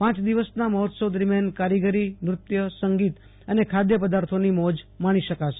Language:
Gujarati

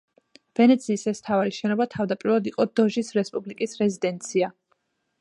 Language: Georgian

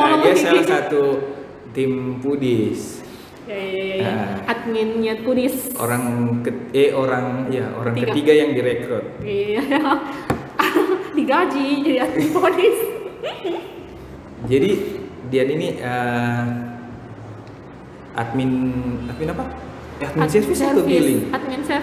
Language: Indonesian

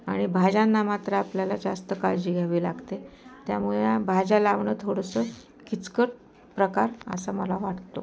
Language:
Marathi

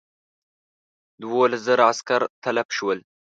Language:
Pashto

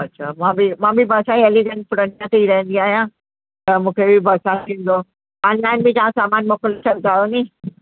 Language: Sindhi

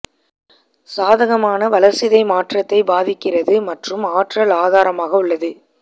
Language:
Tamil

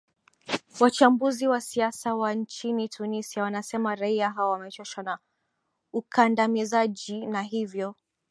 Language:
Swahili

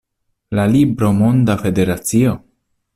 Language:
Esperanto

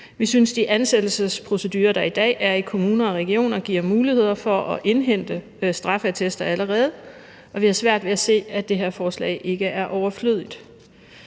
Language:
Danish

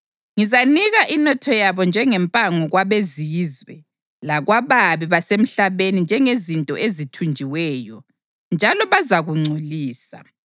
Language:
North Ndebele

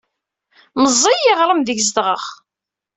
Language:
Kabyle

